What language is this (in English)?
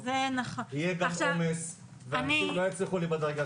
Hebrew